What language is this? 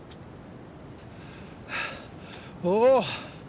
Japanese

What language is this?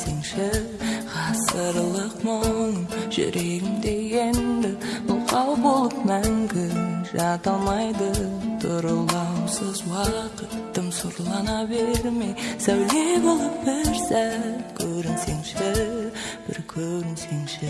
Russian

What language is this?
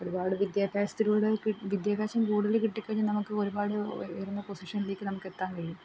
Malayalam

